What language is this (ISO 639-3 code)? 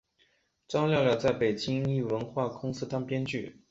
zho